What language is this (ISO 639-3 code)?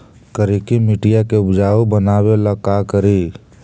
mag